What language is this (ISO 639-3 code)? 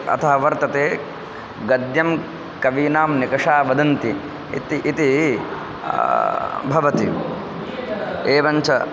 san